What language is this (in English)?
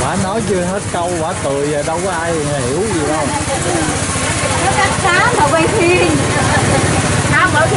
Vietnamese